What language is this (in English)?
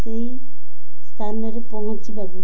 Odia